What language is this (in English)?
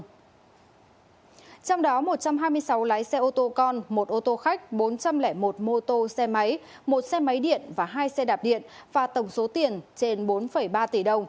Vietnamese